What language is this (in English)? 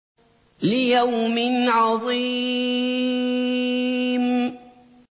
Arabic